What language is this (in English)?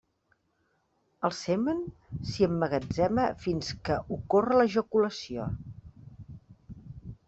Catalan